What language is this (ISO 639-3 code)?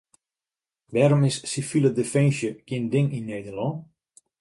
fry